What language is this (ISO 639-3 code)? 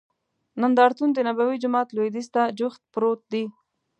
pus